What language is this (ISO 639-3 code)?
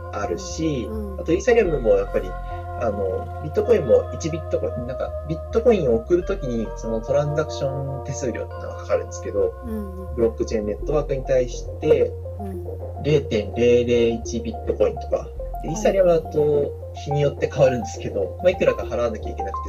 jpn